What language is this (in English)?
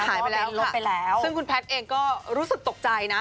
Thai